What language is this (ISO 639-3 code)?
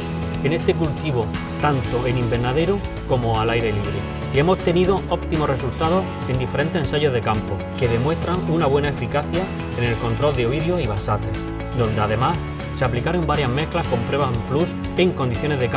spa